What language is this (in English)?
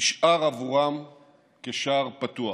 Hebrew